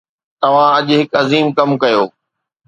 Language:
Sindhi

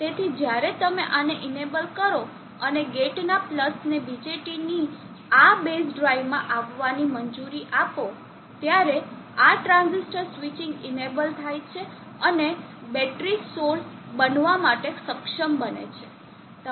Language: Gujarati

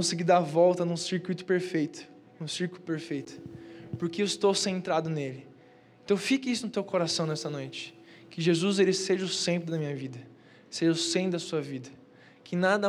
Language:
Portuguese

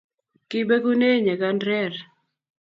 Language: Kalenjin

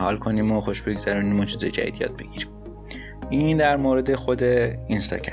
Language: Persian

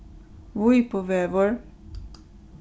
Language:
Faroese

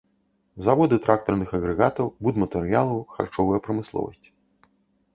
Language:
Belarusian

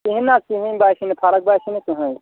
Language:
Kashmiri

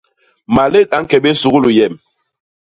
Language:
Basaa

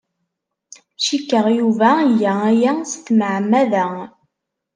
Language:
Kabyle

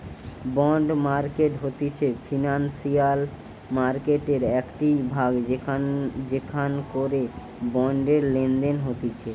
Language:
Bangla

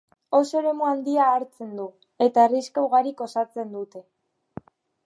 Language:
Basque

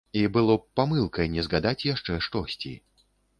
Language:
Belarusian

